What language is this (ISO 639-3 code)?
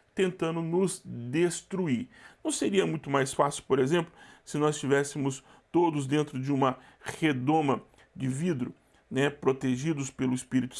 por